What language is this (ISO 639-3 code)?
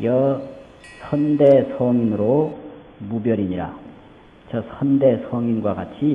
kor